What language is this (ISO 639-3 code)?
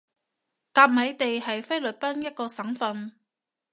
yue